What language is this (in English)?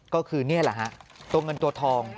Thai